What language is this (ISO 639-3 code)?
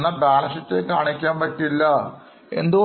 mal